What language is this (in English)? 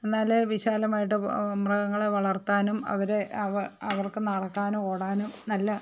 Malayalam